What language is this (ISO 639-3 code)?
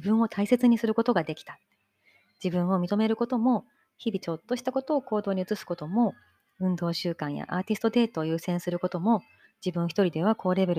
jpn